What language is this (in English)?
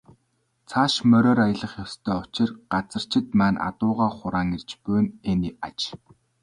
Mongolian